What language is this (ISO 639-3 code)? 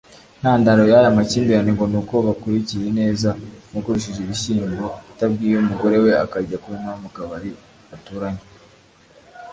kin